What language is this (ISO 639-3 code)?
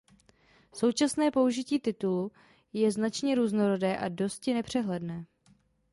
ces